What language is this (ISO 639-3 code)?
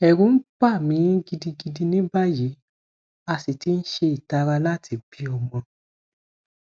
yor